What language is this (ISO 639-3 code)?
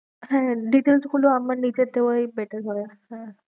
ben